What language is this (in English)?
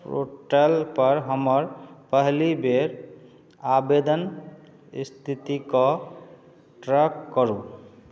Maithili